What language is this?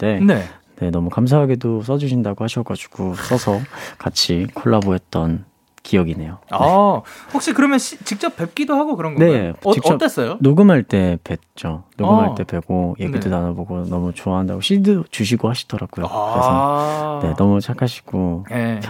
Korean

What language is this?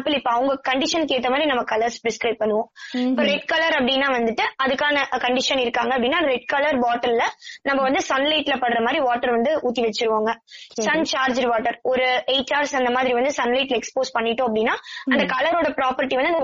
Tamil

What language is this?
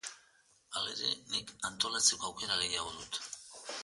Basque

